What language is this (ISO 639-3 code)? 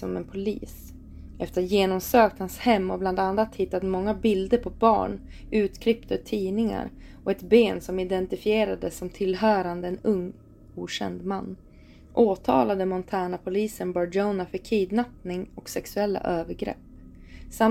swe